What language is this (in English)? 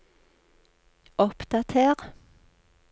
Norwegian